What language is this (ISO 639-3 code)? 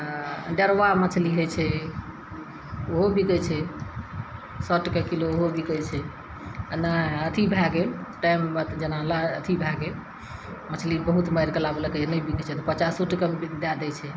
mai